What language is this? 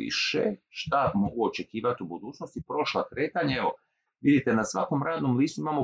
Croatian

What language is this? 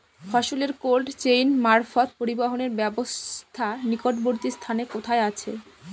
Bangla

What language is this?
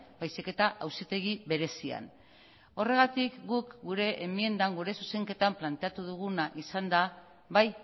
Basque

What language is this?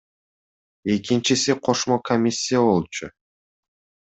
Kyrgyz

